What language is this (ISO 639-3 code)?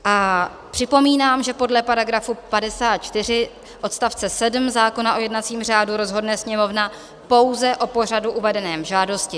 ces